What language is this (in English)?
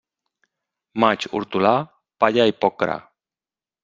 Catalan